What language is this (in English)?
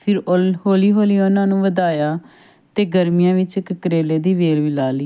Punjabi